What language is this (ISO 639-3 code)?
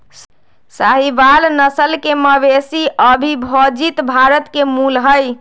mag